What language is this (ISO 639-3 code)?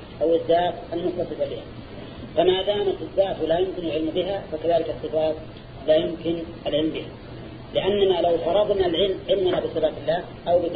ara